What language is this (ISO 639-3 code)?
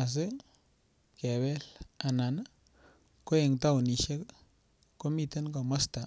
kln